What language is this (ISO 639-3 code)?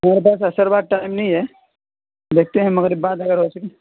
urd